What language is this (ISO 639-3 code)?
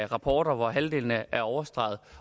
dan